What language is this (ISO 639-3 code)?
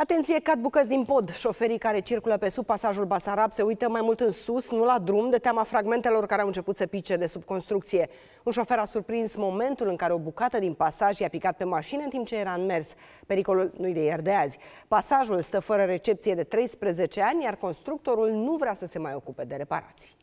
ron